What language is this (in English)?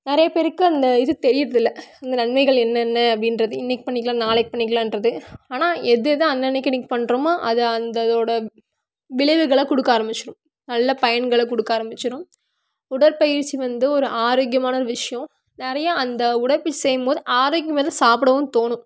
Tamil